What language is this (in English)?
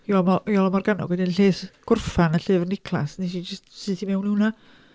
Welsh